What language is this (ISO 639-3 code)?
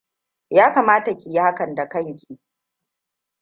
hau